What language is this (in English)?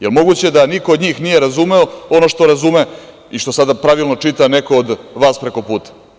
Serbian